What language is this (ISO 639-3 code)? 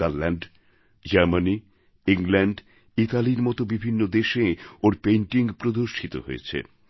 ben